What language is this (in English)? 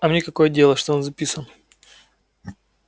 Russian